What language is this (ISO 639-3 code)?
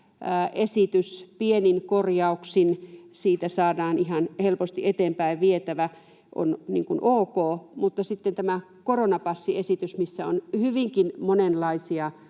fin